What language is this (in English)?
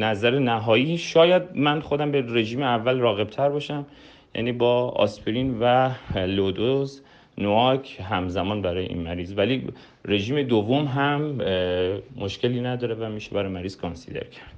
Persian